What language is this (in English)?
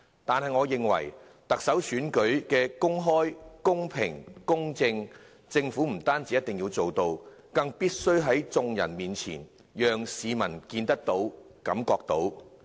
Cantonese